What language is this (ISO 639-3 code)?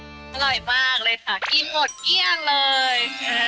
tha